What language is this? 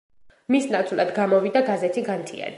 Georgian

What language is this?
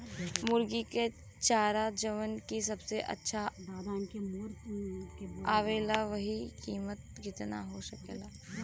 Bhojpuri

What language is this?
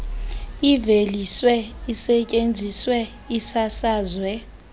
Xhosa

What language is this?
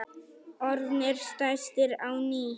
Icelandic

